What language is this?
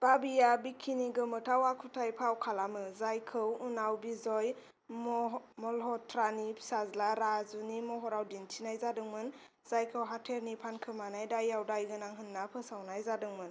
Bodo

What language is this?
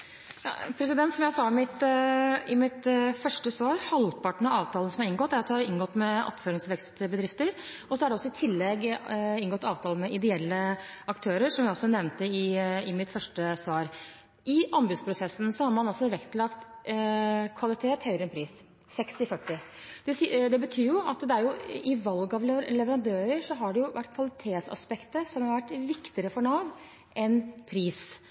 Norwegian Bokmål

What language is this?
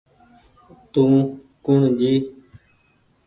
Goaria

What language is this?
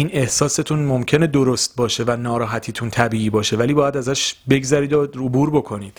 Persian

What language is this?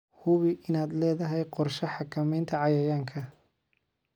Somali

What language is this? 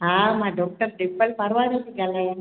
Sindhi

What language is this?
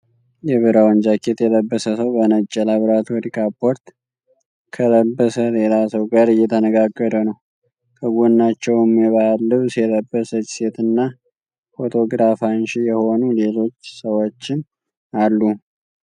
Amharic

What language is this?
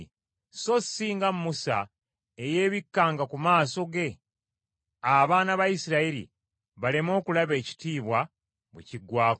Ganda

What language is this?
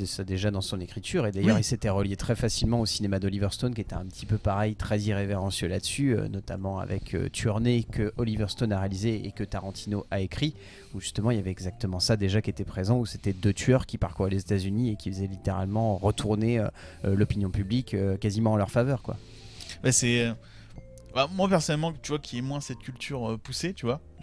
French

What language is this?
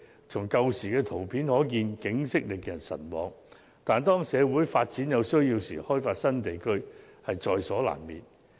Cantonese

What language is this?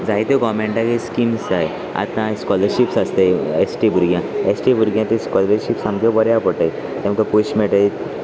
Konkani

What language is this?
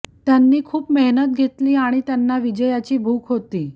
Marathi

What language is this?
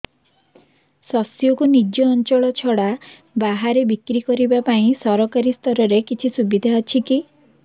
Odia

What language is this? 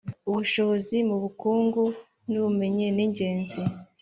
Kinyarwanda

